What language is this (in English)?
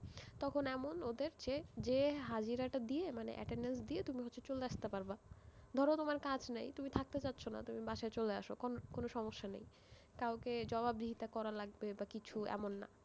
Bangla